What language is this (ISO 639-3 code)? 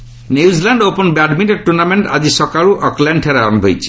ori